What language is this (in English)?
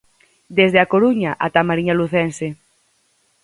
Galician